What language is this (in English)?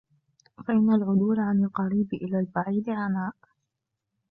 Arabic